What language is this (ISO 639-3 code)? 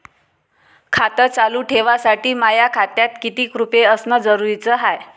mar